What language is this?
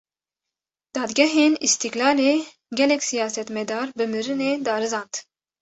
Kurdish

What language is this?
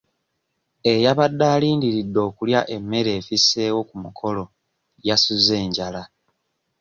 Ganda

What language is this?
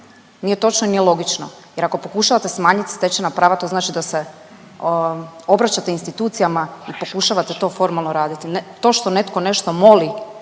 Croatian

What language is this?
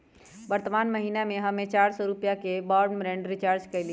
Magahi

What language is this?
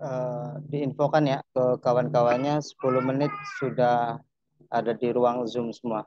Indonesian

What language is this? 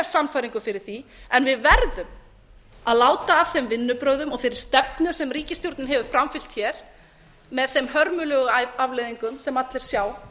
Icelandic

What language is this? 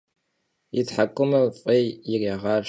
Kabardian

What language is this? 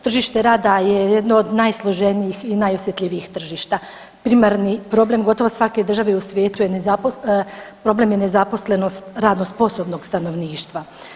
Croatian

